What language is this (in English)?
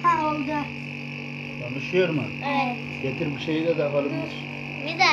Turkish